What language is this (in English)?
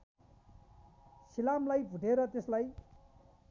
Nepali